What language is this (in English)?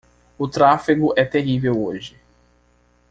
Portuguese